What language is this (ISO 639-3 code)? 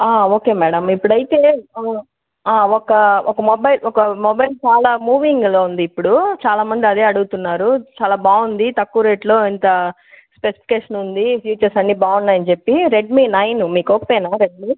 tel